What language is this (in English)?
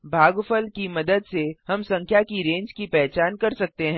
Hindi